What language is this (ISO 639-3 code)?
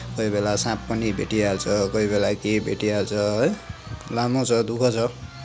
nep